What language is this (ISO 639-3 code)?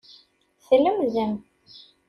kab